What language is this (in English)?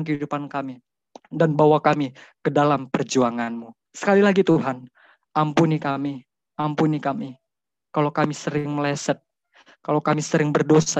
Indonesian